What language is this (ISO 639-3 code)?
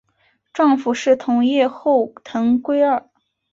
zho